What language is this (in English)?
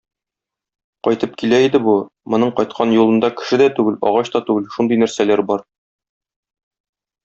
Tatar